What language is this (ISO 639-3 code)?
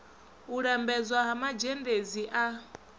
ven